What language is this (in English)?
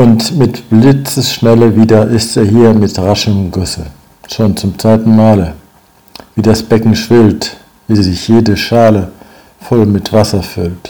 German